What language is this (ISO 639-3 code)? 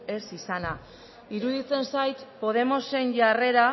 eus